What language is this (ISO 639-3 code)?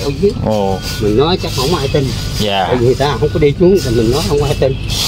vie